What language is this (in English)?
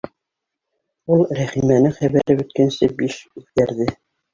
Bashkir